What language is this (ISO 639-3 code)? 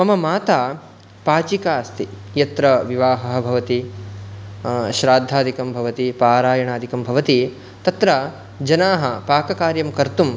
san